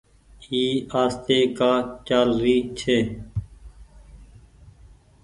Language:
Goaria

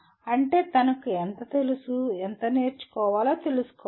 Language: Telugu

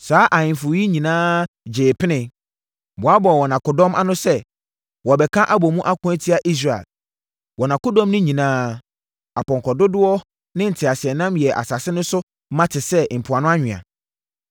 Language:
Akan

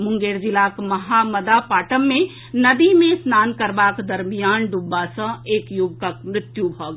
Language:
Maithili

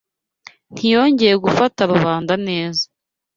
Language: Kinyarwanda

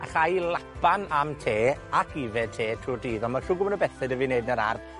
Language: Welsh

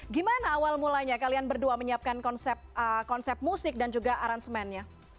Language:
Indonesian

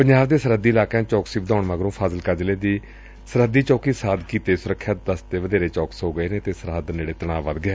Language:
Punjabi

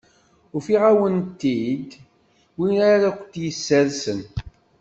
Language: Kabyle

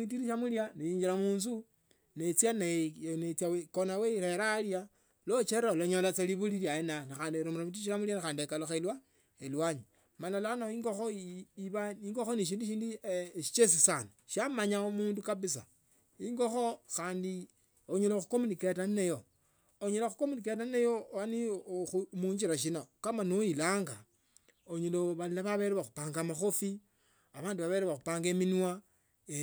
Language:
Tsotso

